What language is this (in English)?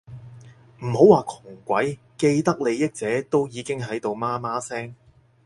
Cantonese